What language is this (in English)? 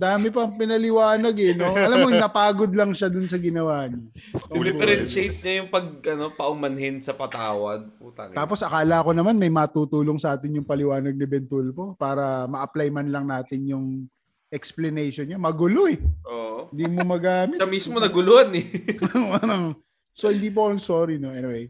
Filipino